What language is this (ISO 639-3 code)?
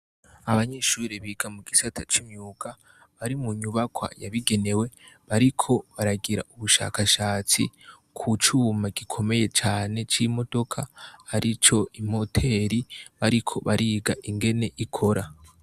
run